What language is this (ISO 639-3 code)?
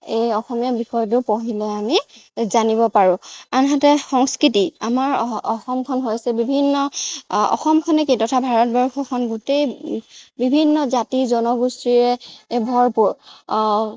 asm